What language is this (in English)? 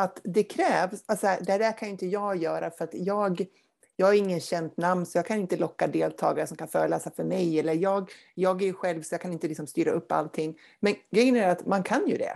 Swedish